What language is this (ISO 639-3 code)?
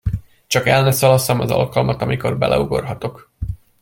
hun